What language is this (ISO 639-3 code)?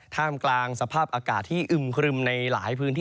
tha